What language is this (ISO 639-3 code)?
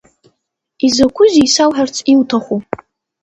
abk